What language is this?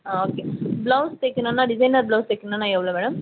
Tamil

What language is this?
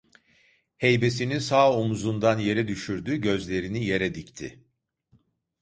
Turkish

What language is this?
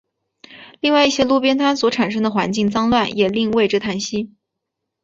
Chinese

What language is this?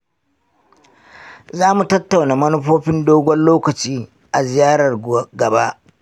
Hausa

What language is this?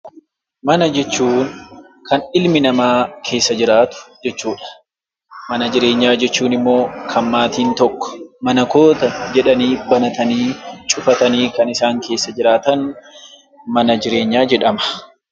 Oromo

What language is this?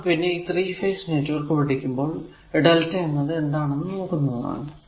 Malayalam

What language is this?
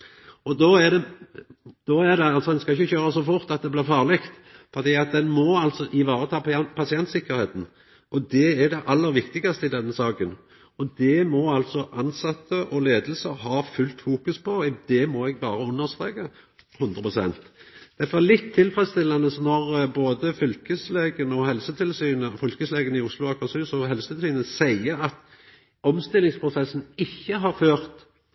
Norwegian Nynorsk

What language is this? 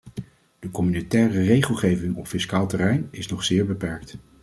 Dutch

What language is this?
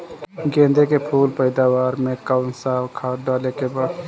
Bhojpuri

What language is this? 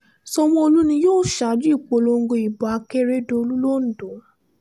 Yoruba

